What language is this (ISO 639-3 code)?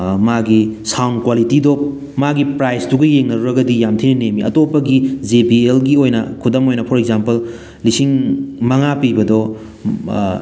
mni